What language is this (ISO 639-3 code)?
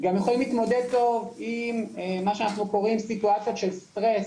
heb